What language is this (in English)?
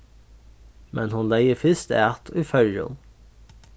Faroese